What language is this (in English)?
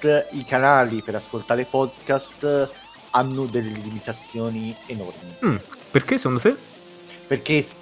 Italian